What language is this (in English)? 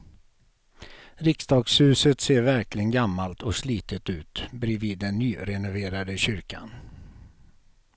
Swedish